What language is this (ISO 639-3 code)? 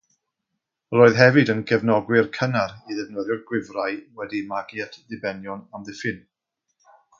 cym